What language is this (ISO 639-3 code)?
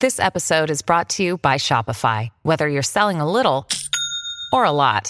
tha